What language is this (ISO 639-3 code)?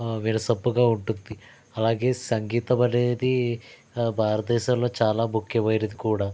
tel